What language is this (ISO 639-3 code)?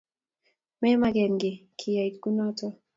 kln